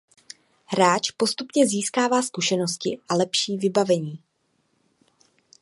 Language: Czech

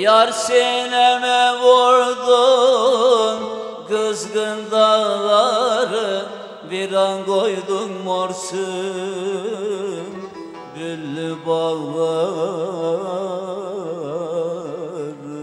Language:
Turkish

